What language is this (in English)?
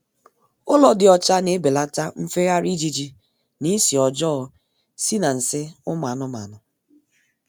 Igbo